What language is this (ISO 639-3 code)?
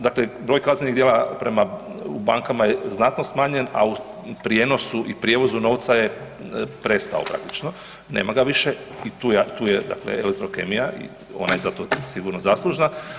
hrv